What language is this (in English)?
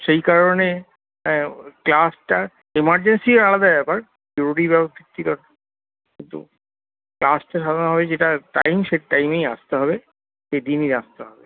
Bangla